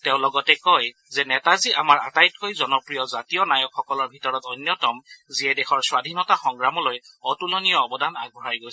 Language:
Assamese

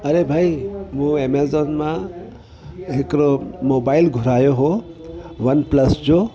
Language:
Sindhi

